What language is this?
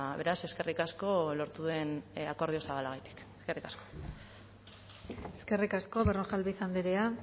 Basque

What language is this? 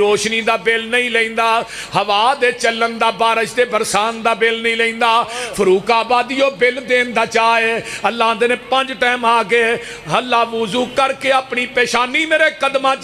Punjabi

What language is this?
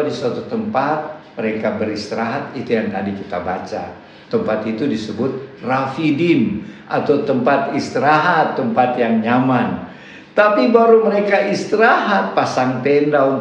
Indonesian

